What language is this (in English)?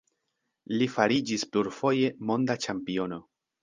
Esperanto